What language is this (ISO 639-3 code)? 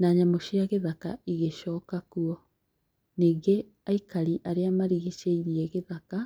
kik